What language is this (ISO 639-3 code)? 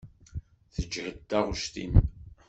kab